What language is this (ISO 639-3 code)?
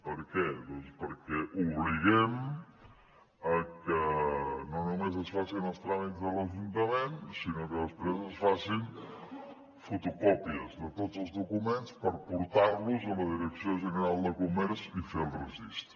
cat